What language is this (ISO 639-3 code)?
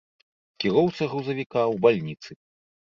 bel